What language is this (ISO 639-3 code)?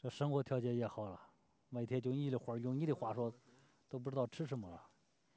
zho